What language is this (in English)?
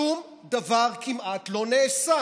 Hebrew